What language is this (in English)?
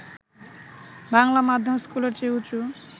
Bangla